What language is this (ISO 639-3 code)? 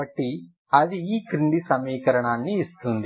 tel